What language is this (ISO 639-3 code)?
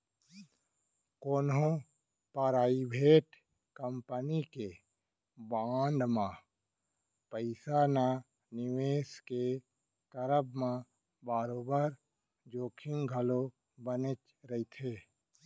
hne